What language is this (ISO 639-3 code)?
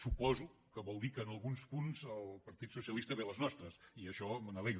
cat